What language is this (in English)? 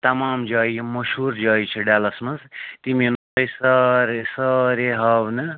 Kashmiri